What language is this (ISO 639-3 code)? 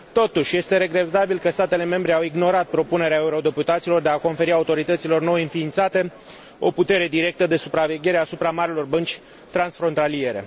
ron